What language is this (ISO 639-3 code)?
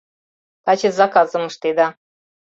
chm